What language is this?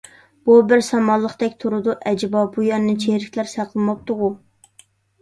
Uyghur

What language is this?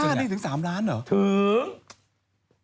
Thai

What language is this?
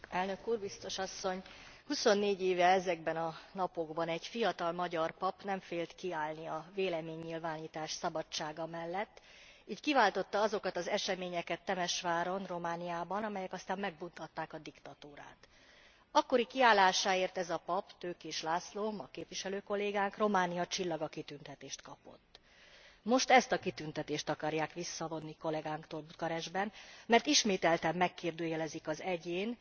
Hungarian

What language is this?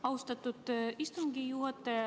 Estonian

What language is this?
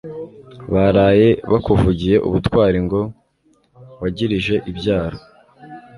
Kinyarwanda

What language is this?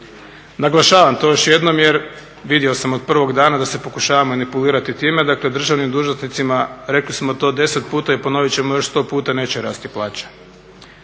Croatian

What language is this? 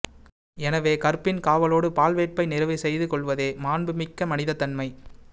Tamil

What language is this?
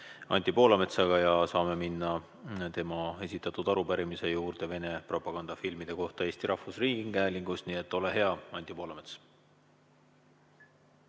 Estonian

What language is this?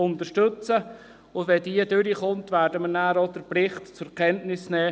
Swiss German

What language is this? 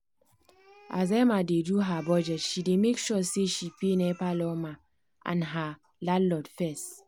Nigerian Pidgin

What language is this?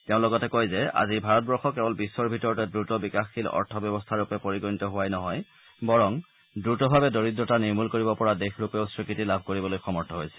Assamese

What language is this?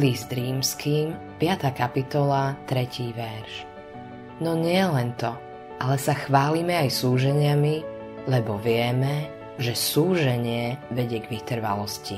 Slovak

